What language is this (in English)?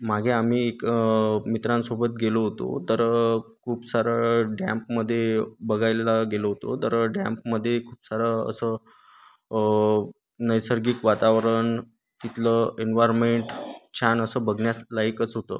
Marathi